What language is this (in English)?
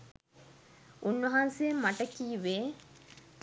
Sinhala